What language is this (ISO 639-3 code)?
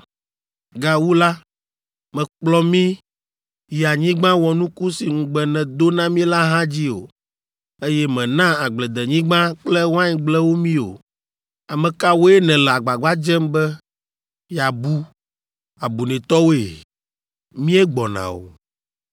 ewe